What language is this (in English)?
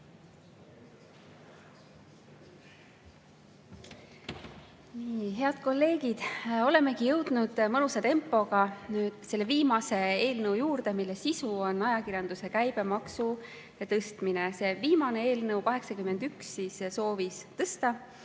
Estonian